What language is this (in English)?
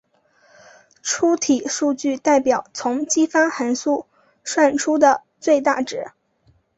Chinese